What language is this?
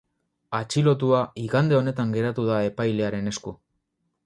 Basque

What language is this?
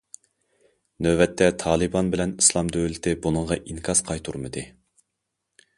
Uyghur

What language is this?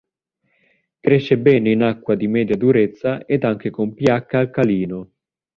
Italian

